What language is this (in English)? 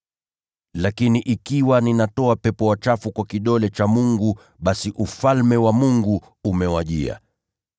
Swahili